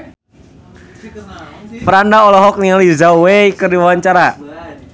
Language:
Sundanese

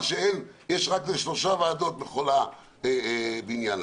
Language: Hebrew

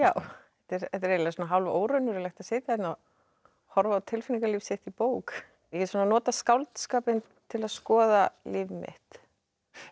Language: Icelandic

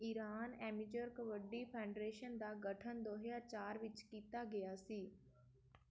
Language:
Punjabi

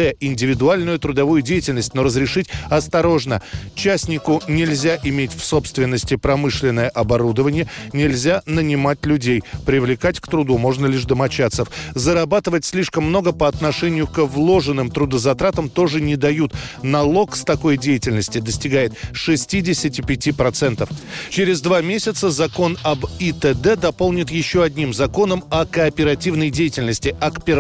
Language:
Russian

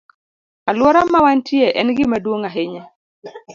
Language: Luo (Kenya and Tanzania)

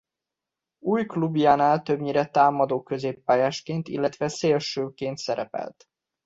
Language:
Hungarian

